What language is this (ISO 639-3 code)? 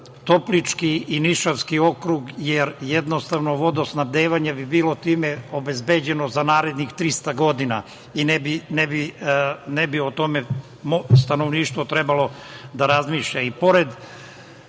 srp